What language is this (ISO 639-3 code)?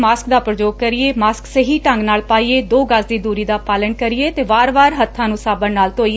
pan